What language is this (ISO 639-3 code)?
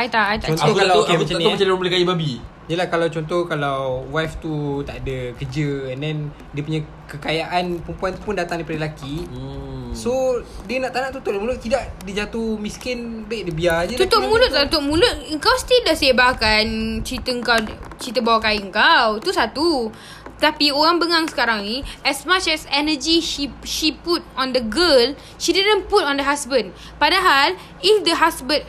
msa